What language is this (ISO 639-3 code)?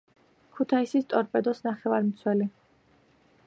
kat